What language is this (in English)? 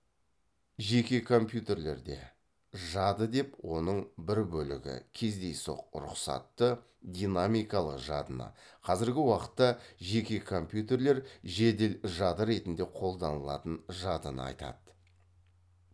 Kazakh